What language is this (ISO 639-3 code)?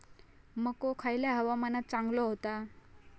mar